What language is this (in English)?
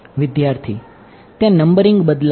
Gujarati